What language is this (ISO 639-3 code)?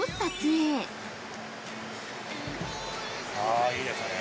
jpn